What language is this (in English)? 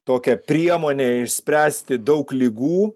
Lithuanian